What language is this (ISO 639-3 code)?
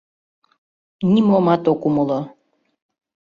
chm